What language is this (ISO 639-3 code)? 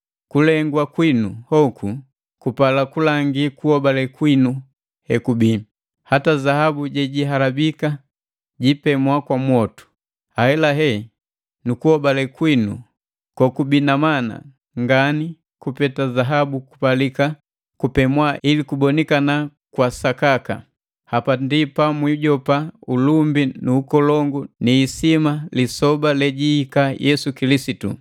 mgv